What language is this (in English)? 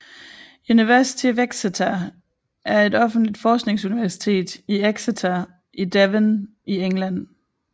Danish